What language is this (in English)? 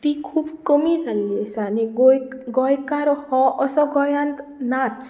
Konkani